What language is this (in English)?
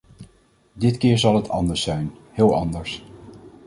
Dutch